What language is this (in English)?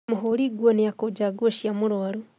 Kikuyu